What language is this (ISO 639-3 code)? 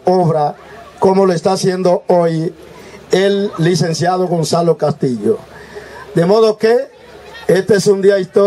spa